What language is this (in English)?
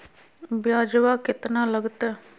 Magahi